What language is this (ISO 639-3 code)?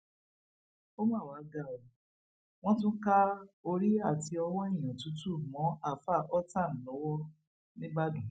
yor